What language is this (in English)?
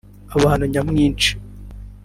Kinyarwanda